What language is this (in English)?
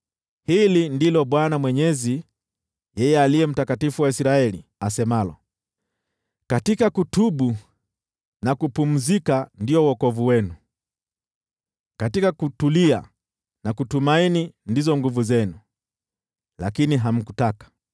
Swahili